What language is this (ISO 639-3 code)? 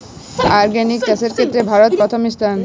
ben